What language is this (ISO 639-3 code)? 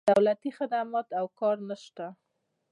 pus